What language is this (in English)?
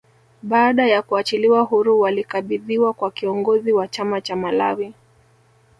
Swahili